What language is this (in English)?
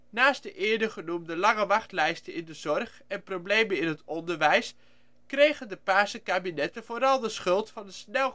Dutch